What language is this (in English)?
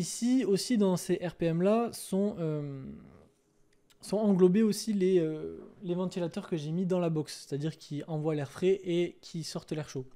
French